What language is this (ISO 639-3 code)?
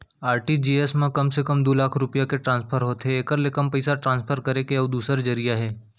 hne